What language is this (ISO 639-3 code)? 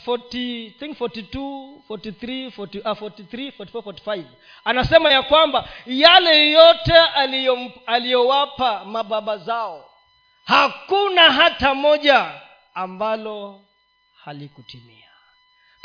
swa